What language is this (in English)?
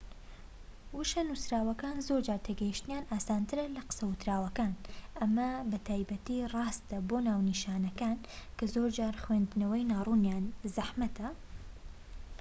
Central Kurdish